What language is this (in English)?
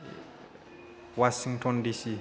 Bodo